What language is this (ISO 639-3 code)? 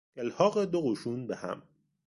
fas